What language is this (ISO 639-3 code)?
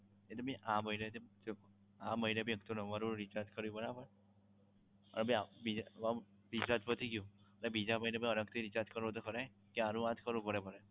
guj